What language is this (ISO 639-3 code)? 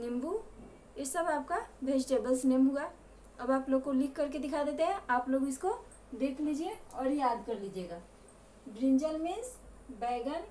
hin